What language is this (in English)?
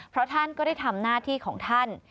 Thai